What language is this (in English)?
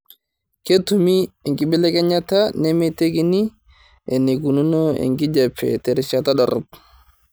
Masai